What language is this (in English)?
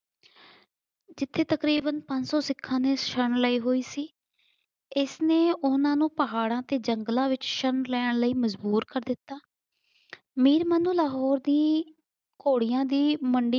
Punjabi